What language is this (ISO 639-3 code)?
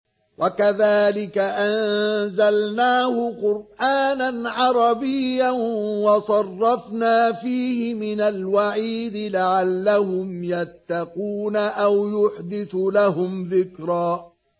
ara